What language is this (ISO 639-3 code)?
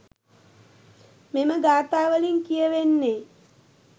sin